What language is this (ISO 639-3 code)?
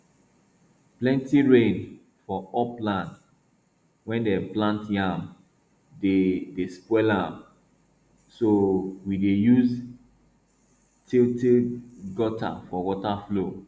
pcm